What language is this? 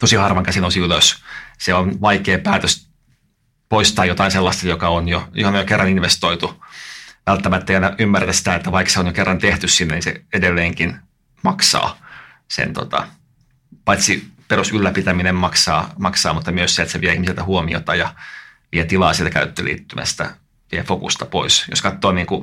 Finnish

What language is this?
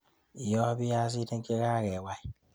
Kalenjin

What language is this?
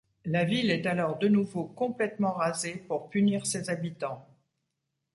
French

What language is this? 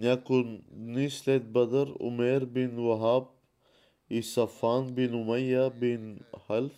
Bulgarian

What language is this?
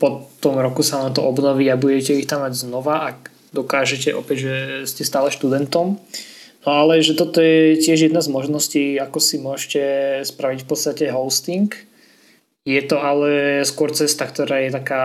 Slovak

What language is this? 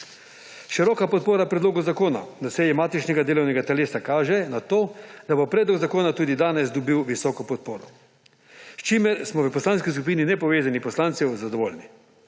Slovenian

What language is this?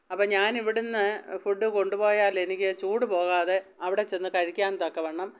Malayalam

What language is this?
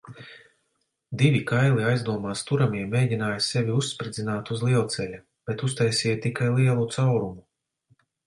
Latvian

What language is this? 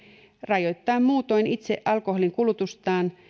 Finnish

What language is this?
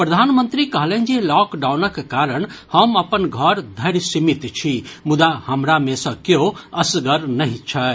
Maithili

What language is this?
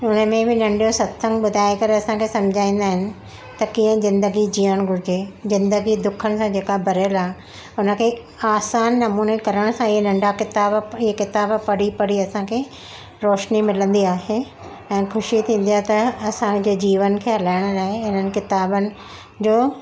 Sindhi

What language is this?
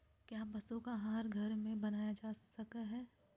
Magahi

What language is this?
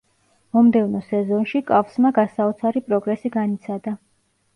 Georgian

